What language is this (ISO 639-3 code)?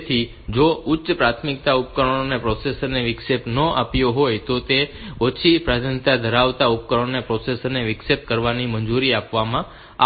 guj